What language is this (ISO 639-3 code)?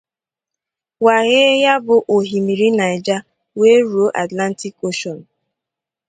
ibo